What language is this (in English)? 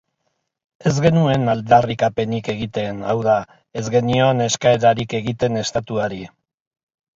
Basque